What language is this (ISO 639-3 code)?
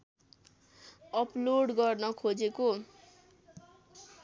nep